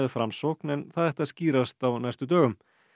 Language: Icelandic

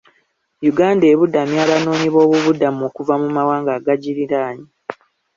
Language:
Ganda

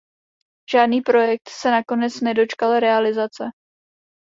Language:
Czech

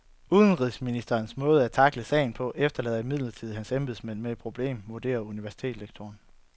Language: Danish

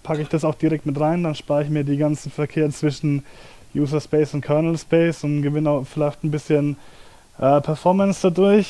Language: German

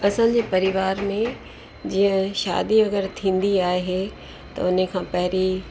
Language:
Sindhi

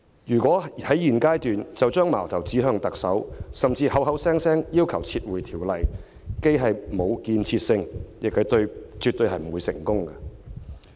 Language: Cantonese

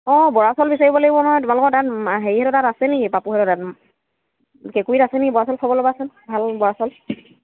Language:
Assamese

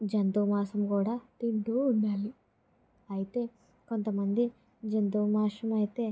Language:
Telugu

